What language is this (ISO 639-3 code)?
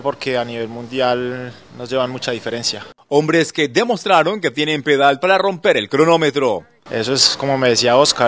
spa